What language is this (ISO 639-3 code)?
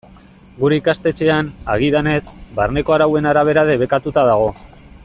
eus